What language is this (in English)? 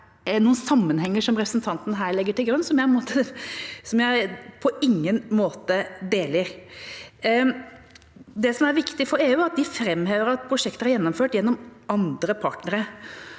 Norwegian